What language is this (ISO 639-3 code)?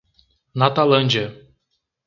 por